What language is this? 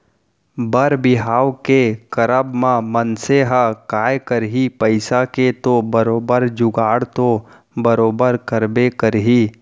Chhattisgarhi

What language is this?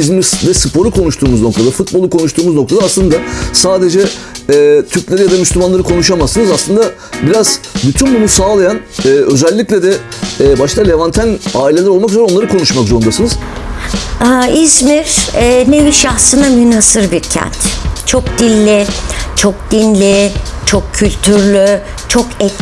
Turkish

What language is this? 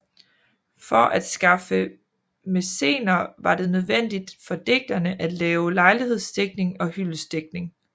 Danish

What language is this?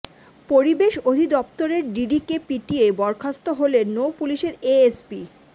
Bangla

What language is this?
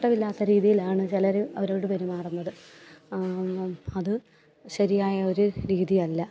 Malayalam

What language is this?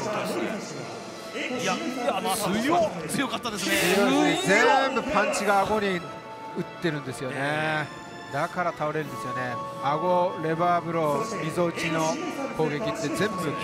Japanese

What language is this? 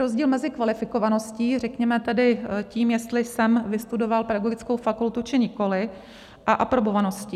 Czech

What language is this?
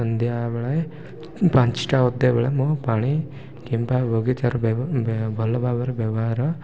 Odia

